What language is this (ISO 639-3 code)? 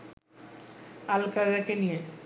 ben